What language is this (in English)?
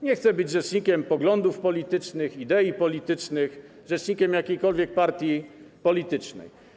Polish